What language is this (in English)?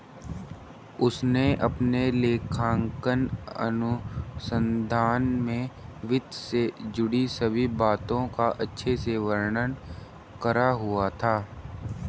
Hindi